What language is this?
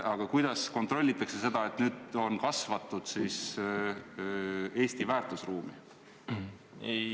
Estonian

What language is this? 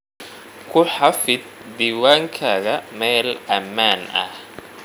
Somali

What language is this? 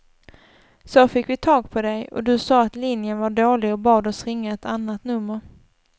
Swedish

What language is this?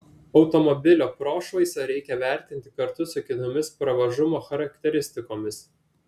Lithuanian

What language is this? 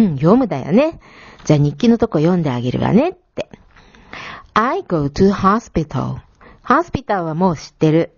Japanese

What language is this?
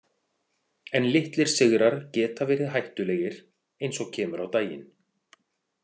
Icelandic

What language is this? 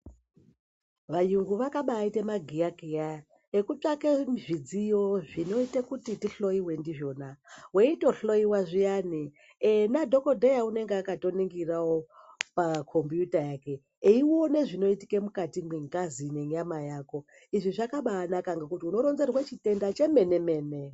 Ndau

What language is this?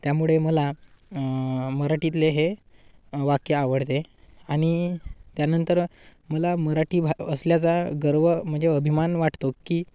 Marathi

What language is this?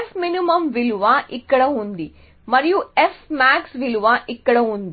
Telugu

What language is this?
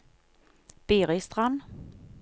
Norwegian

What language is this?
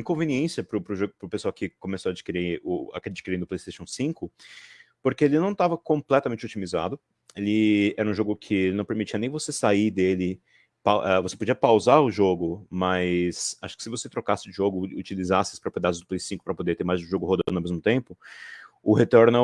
Portuguese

